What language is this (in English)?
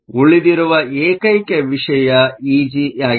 Kannada